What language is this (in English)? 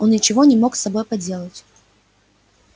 Russian